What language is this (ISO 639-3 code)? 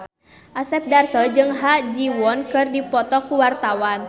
sun